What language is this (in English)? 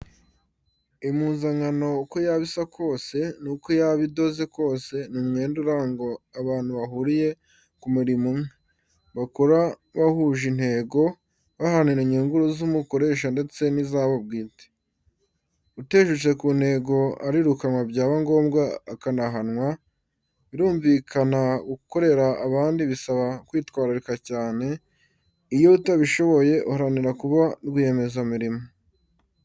Kinyarwanda